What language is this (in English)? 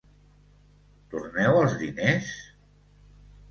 Catalan